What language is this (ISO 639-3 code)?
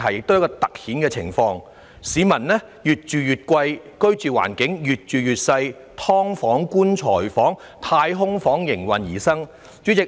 yue